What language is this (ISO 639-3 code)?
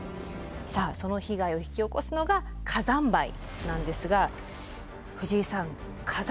jpn